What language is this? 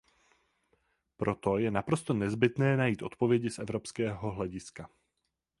Czech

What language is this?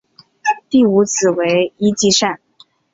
Chinese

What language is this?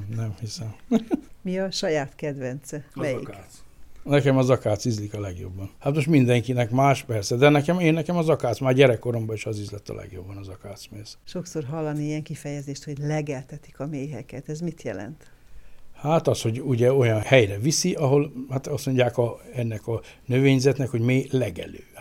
Hungarian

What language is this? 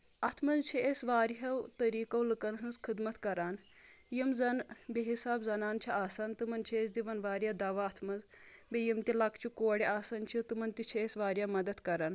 Kashmiri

